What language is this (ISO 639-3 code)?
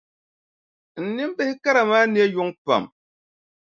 dag